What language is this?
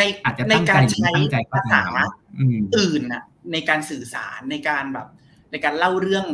Thai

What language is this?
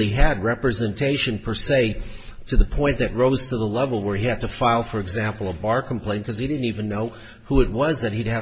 English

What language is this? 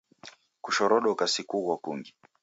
Taita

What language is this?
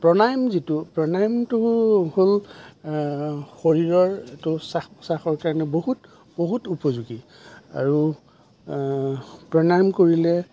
Assamese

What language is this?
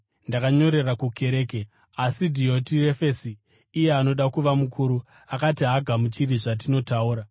Shona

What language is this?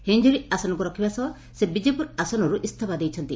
Odia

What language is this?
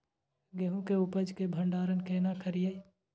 Maithili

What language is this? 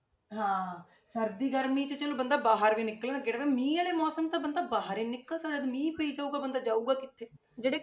Punjabi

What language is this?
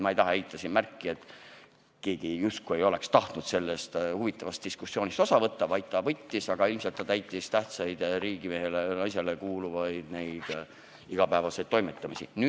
Estonian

